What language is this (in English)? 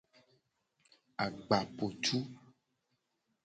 Gen